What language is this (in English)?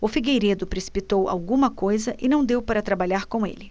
Portuguese